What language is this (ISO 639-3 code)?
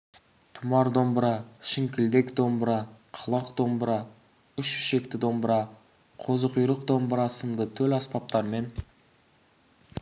kaz